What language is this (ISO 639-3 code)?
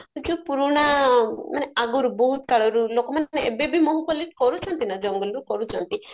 ori